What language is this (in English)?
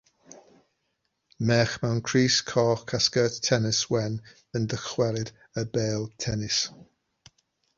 Welsh